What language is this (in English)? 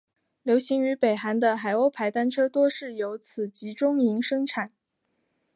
Chinese